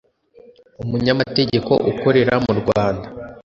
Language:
Kinyarwanda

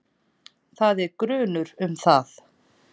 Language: Icelandic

